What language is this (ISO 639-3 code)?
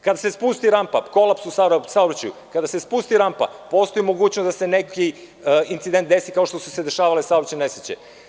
srp